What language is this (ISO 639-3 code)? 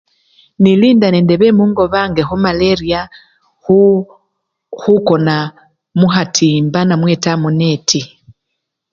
luy